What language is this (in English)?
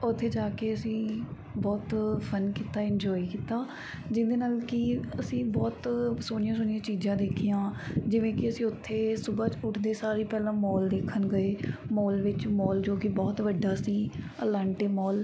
Punjabi